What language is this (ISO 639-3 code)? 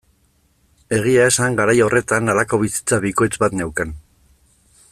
eus